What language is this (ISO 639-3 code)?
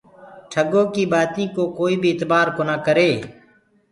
ggg